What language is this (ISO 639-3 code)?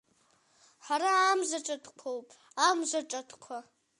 abk